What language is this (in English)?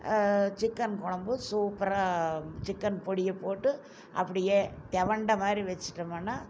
Tamil